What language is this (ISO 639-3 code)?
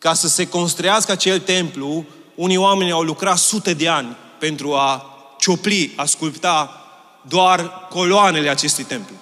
ron